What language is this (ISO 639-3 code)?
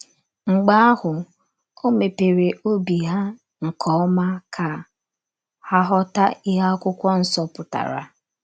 ibo